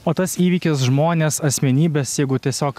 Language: Lithuanian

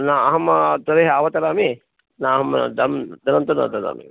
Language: Sanskrit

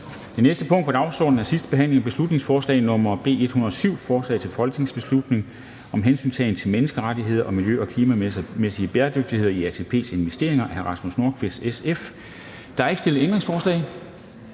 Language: Danish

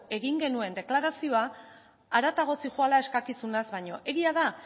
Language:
Basque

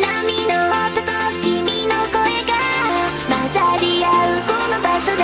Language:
Thai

